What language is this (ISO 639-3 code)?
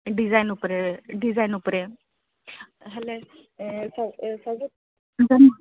ori